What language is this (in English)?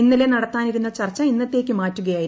Malayalam